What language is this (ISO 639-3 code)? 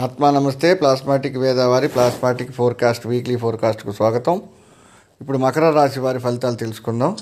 tel